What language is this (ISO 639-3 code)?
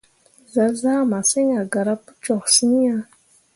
mua